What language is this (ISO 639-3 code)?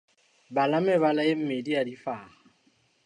sot